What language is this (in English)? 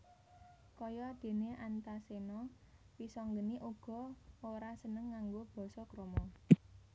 Javanese